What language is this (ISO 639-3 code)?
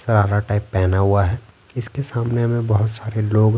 hin